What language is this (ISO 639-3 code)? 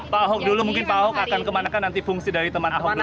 ind